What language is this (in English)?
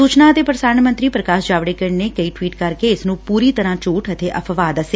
Punjabi